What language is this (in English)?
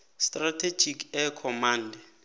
South Ndebele